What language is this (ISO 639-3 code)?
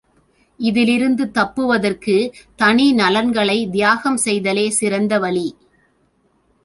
tam